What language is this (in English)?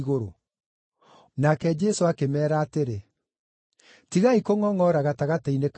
Kikuyu